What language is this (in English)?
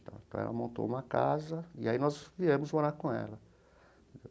Portuguese